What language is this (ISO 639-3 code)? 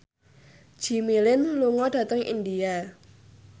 jav